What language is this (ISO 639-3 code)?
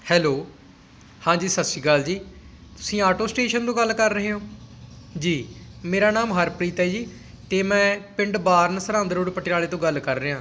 pan